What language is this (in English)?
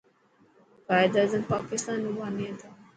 Dhatki